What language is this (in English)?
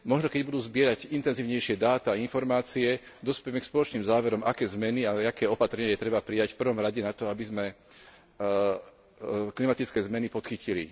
Slovak